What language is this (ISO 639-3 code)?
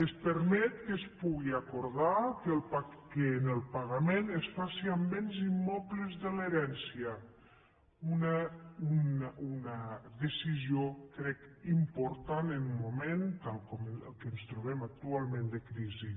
cat